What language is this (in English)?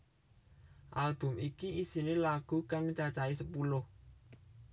Javanese